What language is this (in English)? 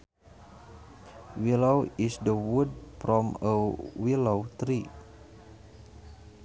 Sundanese